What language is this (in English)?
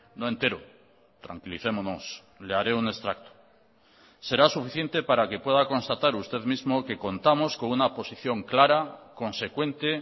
Spanish